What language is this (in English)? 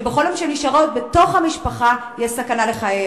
Hebrew